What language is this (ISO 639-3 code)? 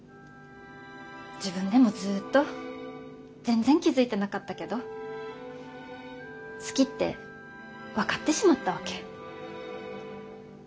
jpn